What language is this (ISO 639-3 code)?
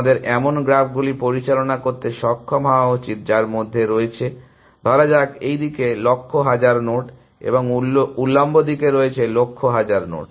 ben